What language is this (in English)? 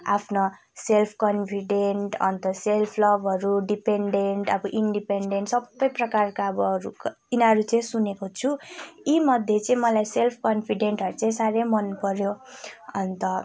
Nepali